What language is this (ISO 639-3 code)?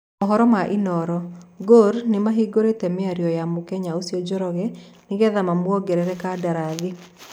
kik